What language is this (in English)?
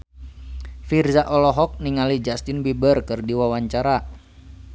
Sundanese